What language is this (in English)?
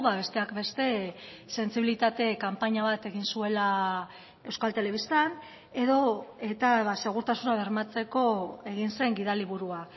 Basque